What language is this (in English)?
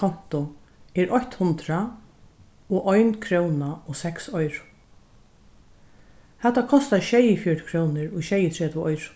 Faroese